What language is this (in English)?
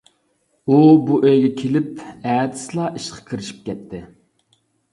Uyghur